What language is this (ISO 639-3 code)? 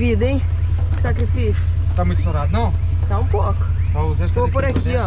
por